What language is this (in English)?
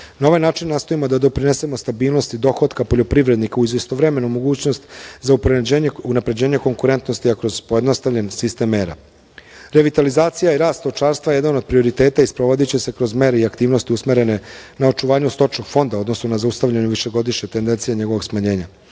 Serbian